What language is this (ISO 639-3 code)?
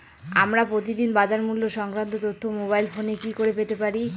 ben